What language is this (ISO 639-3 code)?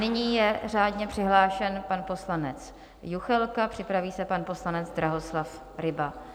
ces